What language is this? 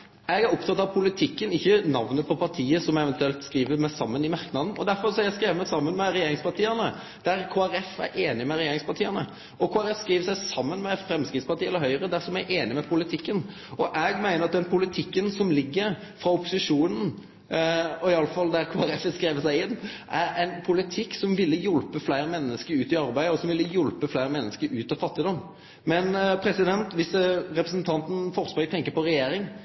Norwegian Nynorsk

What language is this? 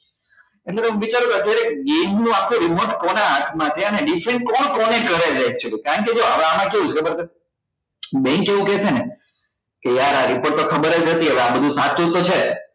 Gujarati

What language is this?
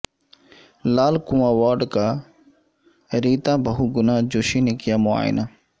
Urdu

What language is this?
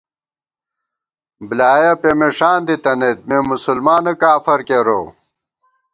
Gawar-Bati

